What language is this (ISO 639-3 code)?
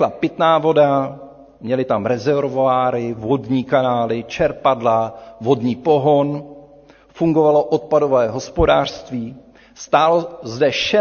ces